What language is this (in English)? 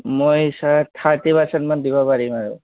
Assamese